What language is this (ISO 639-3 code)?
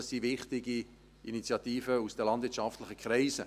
gsw